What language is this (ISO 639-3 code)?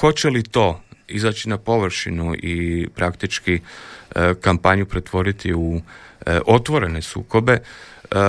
hrv